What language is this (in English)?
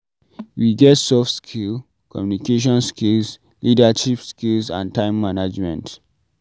Nigerian Pidgin